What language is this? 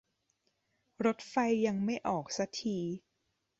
Thai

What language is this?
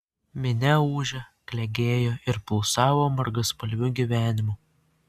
Lithuanian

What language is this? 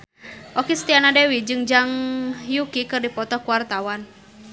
Sundanese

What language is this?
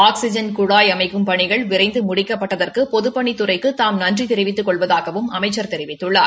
Tamil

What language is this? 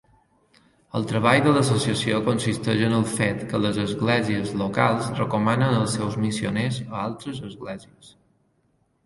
Catalan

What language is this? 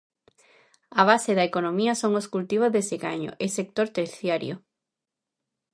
Galician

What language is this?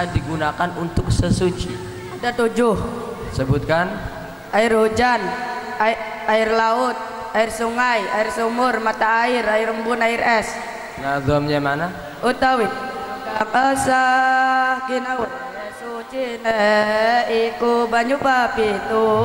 Indonesian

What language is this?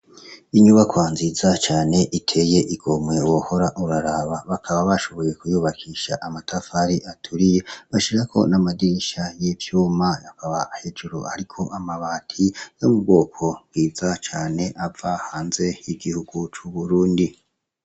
Rundi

